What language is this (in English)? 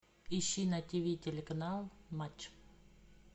Russian